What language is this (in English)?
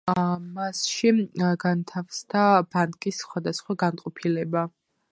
Georgian